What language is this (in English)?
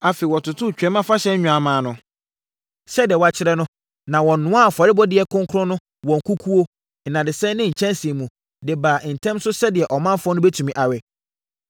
Akan